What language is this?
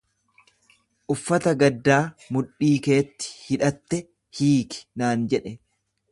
Oromo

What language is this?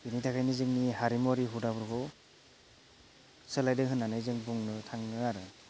Bodo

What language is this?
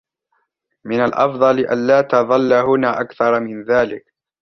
Arabic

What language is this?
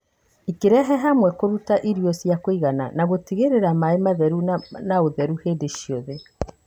Kikuyu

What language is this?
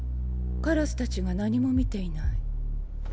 Japanese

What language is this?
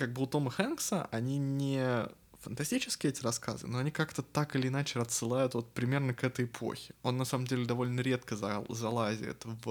Russian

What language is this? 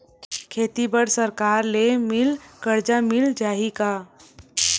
Chhattisgarhi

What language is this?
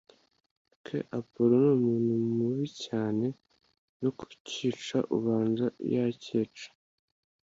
Kinyarwanda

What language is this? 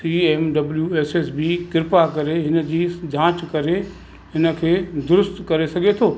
Sindhi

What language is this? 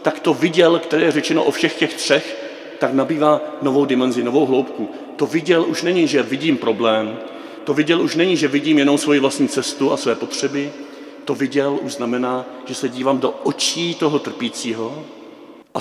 Czech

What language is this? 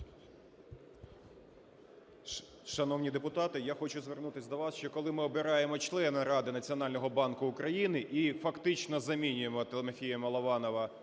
Ukrainian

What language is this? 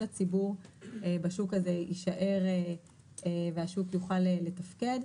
Hebrew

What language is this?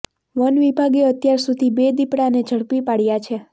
Gujarati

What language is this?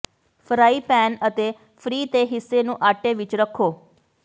Punjabi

